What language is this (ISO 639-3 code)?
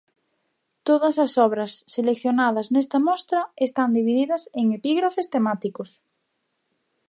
glg